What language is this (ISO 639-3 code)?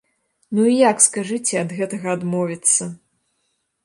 bel